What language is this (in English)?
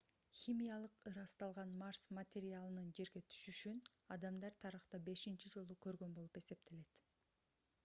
Kyrgyz